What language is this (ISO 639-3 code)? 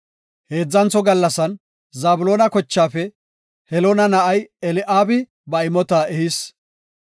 gof